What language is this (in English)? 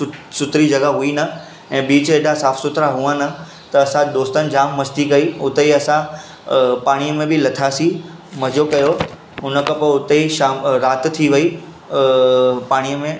Sindhi